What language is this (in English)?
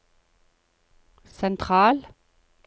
Norwegian